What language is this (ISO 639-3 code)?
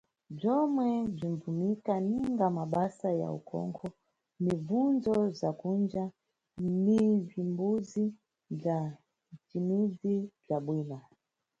nyu